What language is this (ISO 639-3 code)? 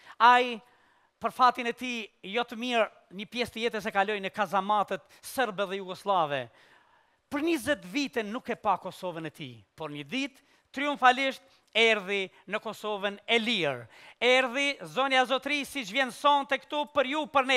ron